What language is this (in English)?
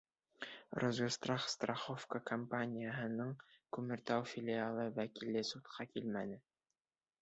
Bashkir